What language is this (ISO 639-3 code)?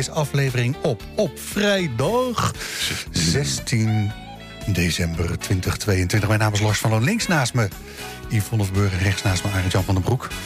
nld